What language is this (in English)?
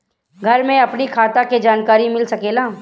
Bhojpuri